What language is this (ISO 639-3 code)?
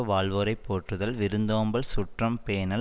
tam